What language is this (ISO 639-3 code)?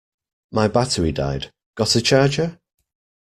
eng